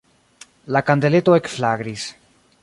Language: Esperanto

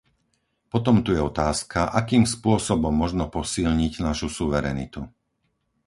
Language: Slovak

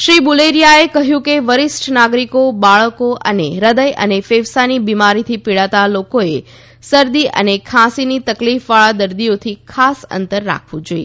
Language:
Gujarati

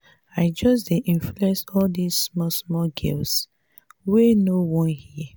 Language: Nigerian Pidgin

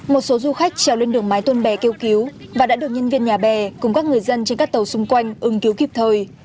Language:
Vietnamese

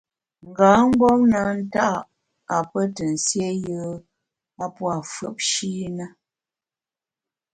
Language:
Bamun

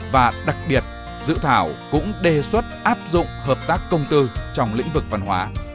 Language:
Vietnamese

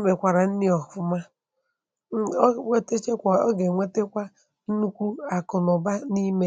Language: Igbo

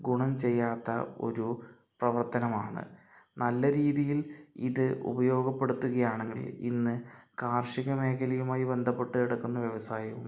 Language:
Malayalam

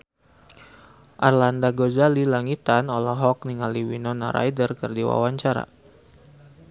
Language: Sundanese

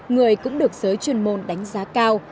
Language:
Vietnamese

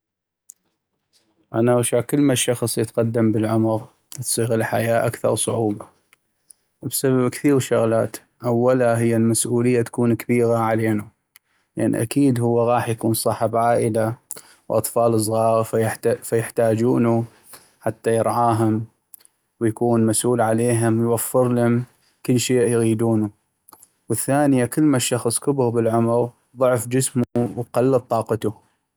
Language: North Mesopotamian Arabic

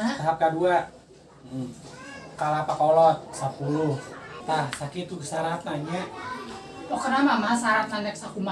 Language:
Indonesian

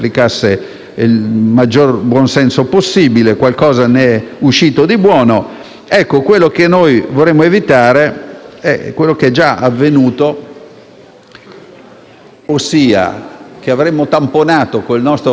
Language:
Italian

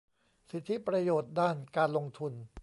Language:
Thai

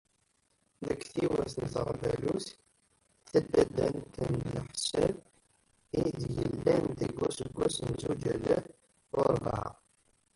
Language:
Kabyle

